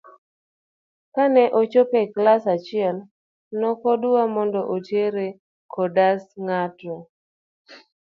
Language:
Luo (Kenya and Tanzania)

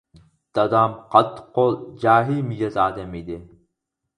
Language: Uyghur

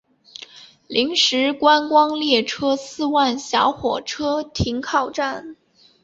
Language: Chinese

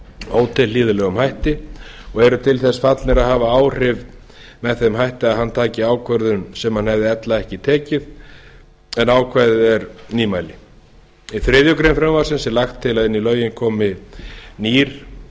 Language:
Icelandic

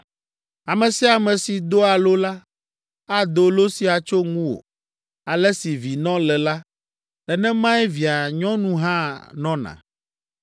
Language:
Ewe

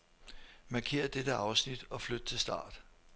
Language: Danish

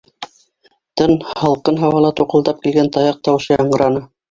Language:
Bashkir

